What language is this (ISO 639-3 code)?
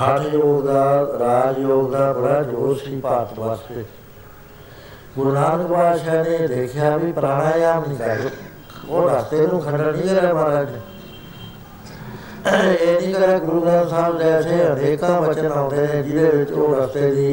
pan